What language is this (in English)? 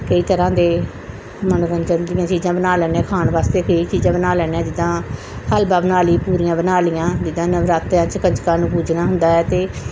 Punjabi